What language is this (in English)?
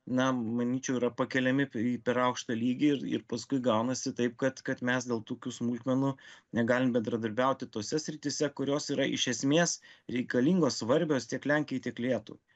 Lithuanian